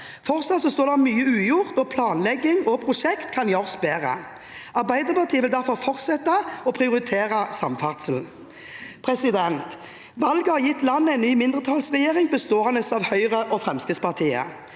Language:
Norwegian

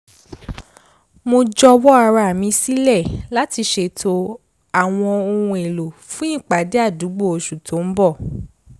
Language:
Yoruba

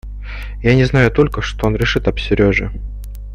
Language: Russian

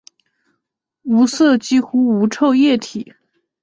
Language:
Chinese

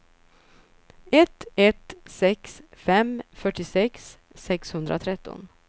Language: Swedish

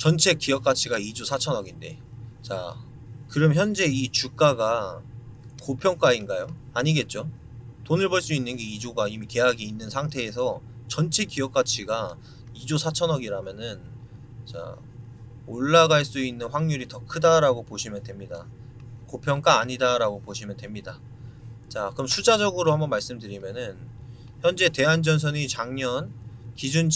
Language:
Korean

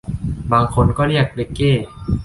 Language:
Thai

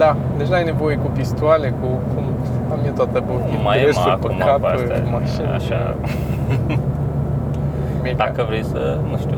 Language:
Romanian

